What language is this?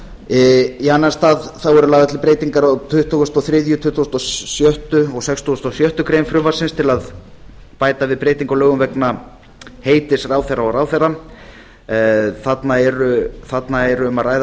Icelandic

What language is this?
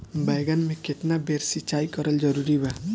Bhojpuri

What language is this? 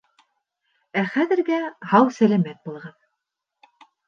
Bashkir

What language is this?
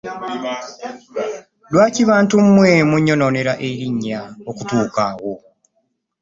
Ganda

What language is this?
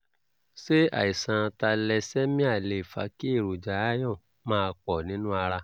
Yoruba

